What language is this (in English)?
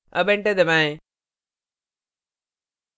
Hindi